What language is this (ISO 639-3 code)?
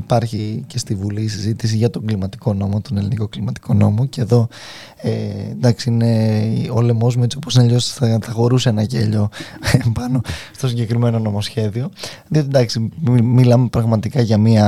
ell